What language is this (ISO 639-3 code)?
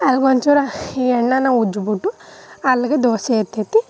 kan